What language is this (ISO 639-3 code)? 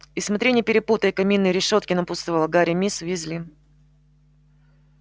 rus